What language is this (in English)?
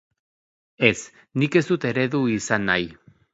Basque